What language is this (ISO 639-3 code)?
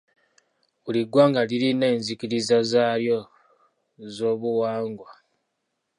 lug